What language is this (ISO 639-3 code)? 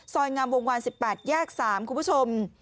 tha